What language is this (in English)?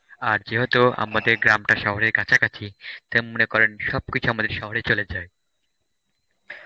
Bangla